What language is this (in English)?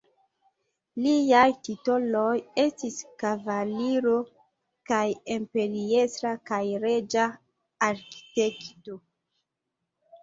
Esperanto